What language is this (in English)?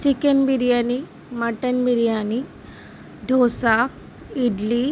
Bangla